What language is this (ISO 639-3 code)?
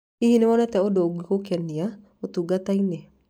kik